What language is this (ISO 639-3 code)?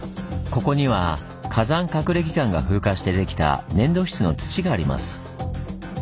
jpn